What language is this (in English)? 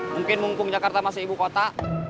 Indonesian